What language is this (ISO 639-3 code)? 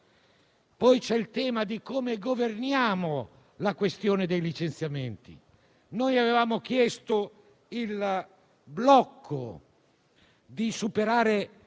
ita